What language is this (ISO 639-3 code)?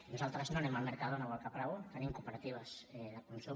cat